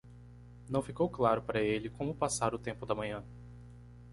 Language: Portuguese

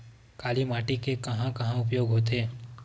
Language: Chhattisgarhi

